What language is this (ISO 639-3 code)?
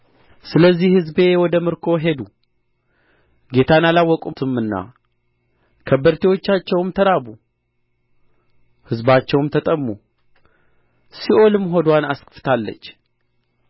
amh